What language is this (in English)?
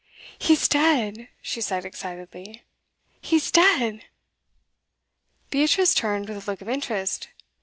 English